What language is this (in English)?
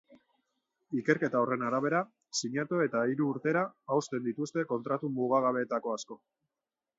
Basque